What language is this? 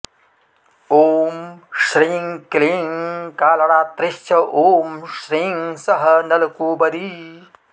Sanskrit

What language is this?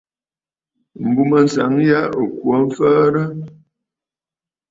Bafut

